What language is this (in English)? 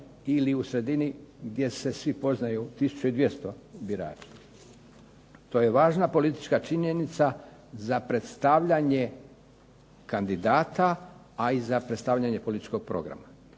Croatian